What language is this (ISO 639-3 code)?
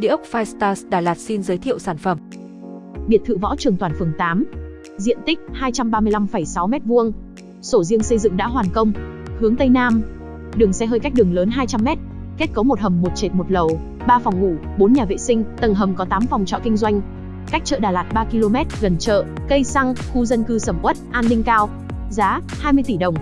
vie